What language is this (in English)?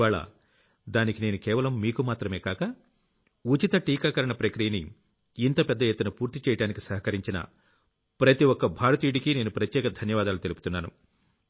Telugu